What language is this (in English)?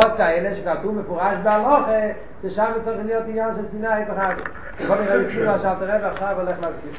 Hebrew